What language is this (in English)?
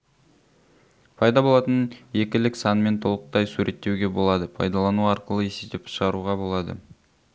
Kazakh